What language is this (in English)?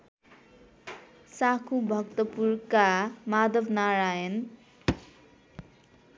Nepali